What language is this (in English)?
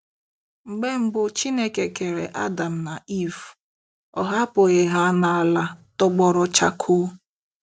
Igbo